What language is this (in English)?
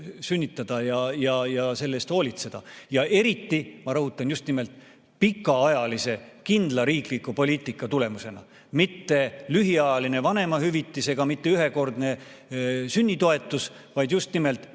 Estonian